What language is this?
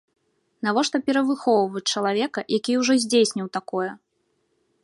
Belarusian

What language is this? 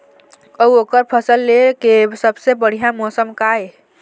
Chhattisgarhi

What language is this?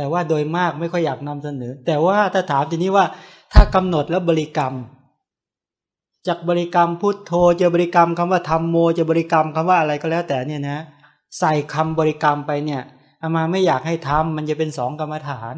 Thai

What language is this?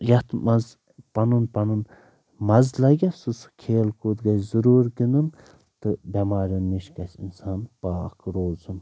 Kashmiri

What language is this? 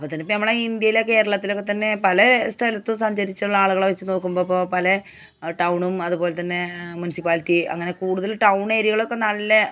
Malayalam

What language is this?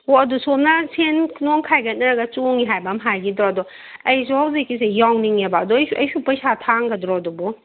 Manipuri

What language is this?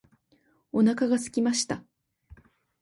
Japanese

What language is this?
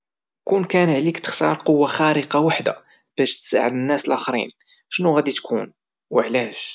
Moroccan Arabic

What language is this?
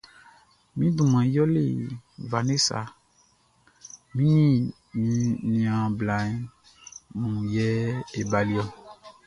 Baoulé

